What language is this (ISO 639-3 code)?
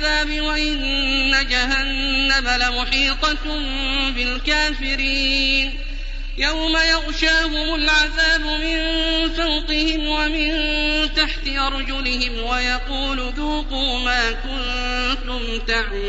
ara